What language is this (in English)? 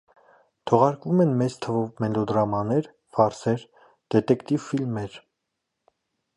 Armenian